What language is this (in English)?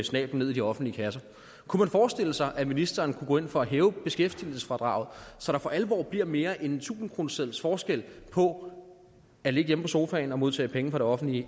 Danish